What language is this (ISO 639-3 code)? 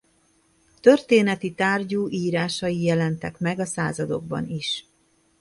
hun